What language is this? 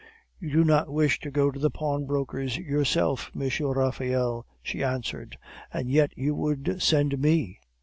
English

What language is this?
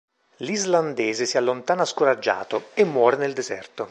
Italian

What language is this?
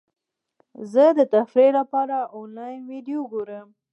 Pashto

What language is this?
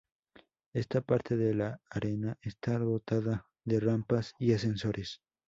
Spanish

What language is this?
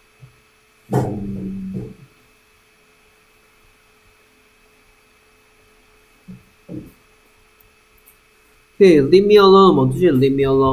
Korean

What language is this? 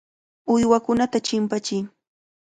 Cajatambo North Lima Quechua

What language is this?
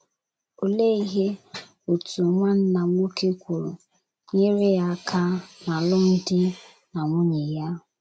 Igbo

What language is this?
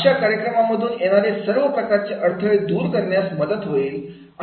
Marathi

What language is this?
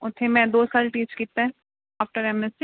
Punjabi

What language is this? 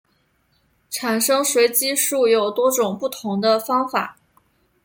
Chinese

